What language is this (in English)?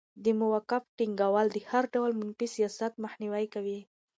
Pashto